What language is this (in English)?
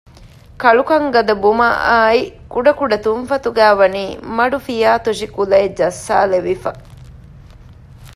Divehi